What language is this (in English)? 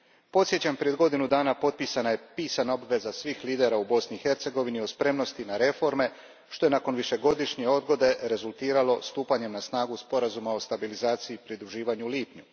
Croatian